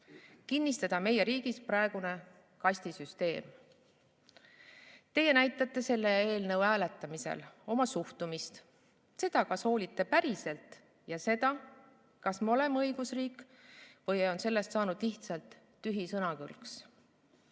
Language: Estonian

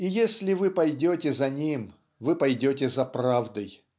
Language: Russian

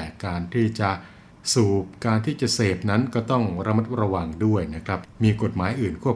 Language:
Thai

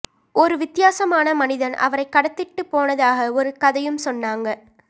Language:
Tamil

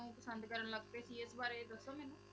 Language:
Punjabi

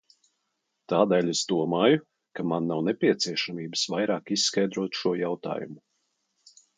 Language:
Latvian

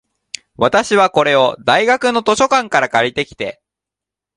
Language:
Japanese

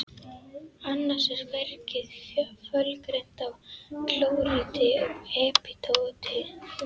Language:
Icelandic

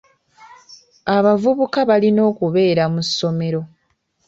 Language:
Ganda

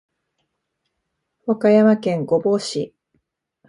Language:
Japanese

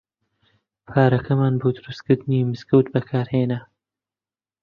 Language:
Central Kurdish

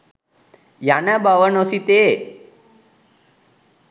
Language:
Sinhala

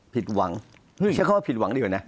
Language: Thai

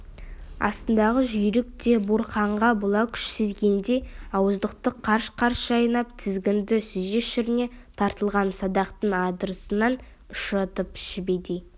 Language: Kazakh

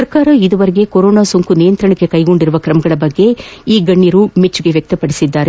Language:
Kannada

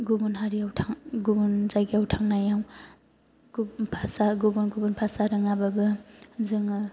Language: Bodo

